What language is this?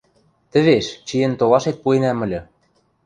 Western Mari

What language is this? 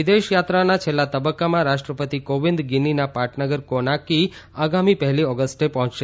Gujarati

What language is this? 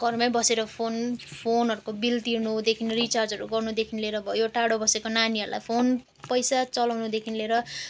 Nepali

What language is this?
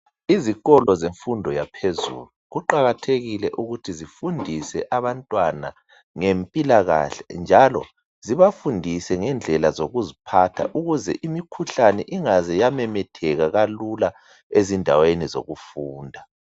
North Ndebele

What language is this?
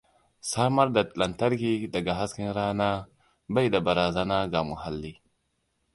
Hausa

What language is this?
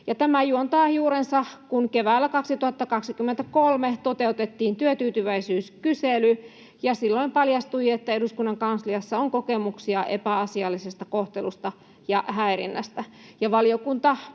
Finnish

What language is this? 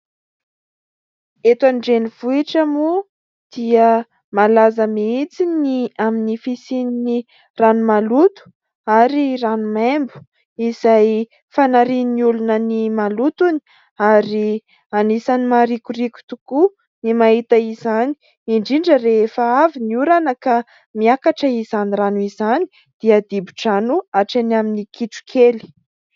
Malagasy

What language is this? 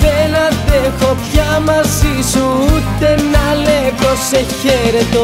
Greek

